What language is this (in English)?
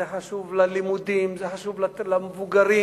Hebrew